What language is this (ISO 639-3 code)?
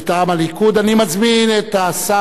heb